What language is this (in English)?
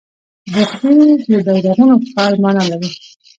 Pashto